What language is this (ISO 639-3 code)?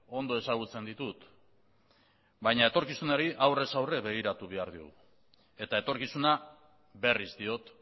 eus